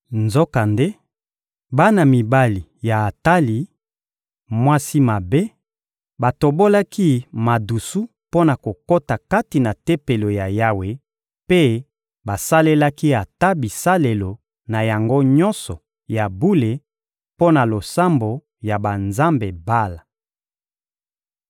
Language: Lingala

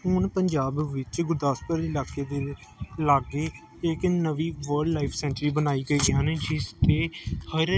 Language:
Punjabi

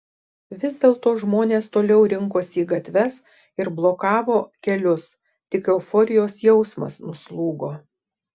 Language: Lithuanian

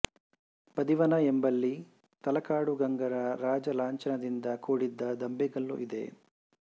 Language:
Kannada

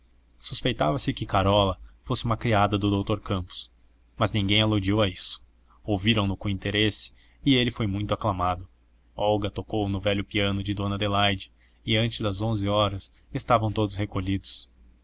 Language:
Portuguese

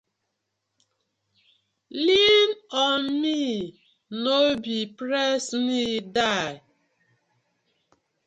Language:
Nigerian Pidgin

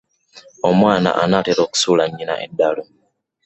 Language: Ganda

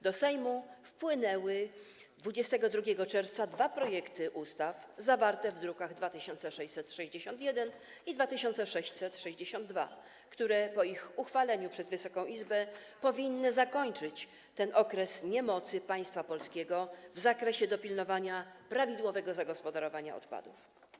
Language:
Polish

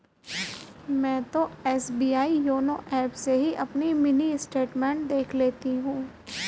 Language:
Hindi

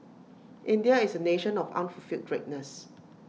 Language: English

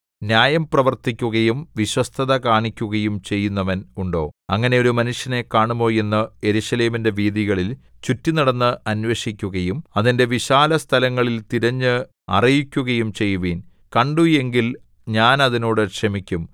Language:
Malayalam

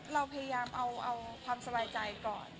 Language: Thai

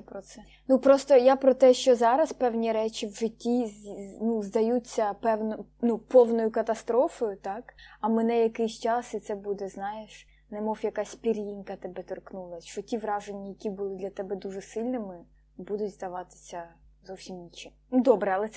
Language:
Ukrainian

